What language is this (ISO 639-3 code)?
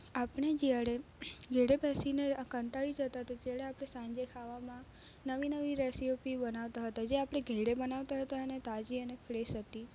guj